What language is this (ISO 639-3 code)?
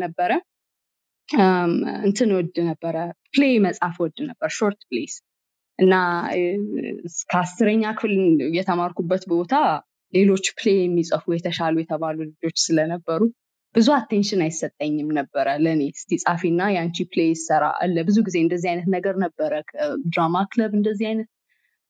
amh